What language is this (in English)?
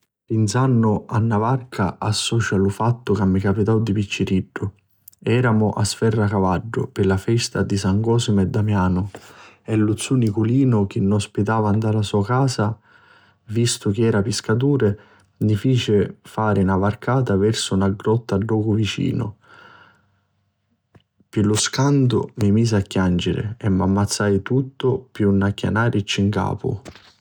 Sicilian